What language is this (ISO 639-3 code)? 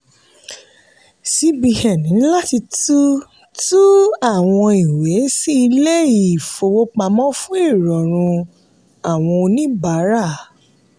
yor